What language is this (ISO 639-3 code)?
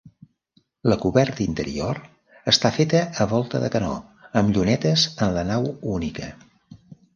cat